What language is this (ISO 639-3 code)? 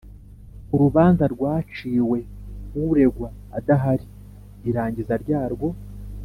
kin